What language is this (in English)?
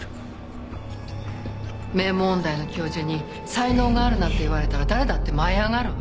Japanese